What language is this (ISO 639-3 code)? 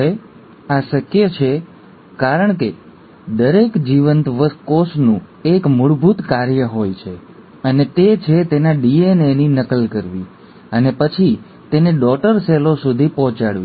guj